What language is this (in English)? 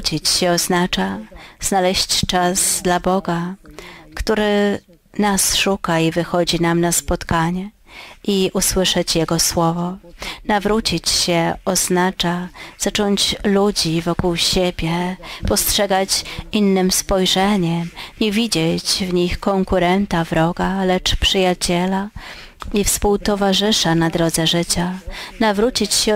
Polish